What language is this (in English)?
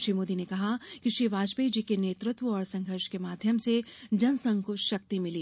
Hindi